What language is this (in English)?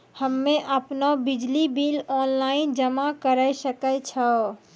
Maithili